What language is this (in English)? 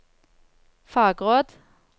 Norwegian